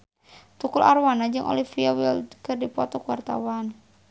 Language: Sundanese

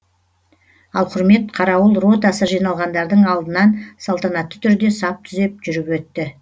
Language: Kazakh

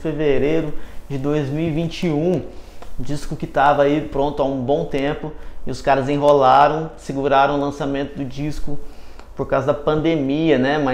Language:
Portuguese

